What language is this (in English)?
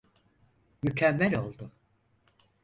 Turkish